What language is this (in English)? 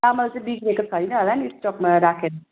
Nepali